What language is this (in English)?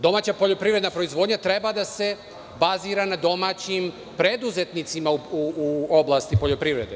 Serbian